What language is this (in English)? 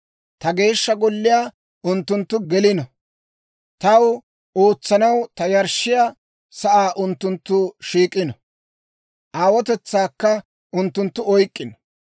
Dawro